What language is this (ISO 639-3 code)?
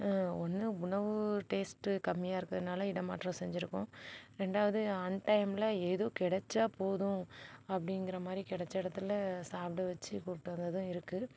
tam